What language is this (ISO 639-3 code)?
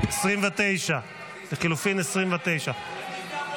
heb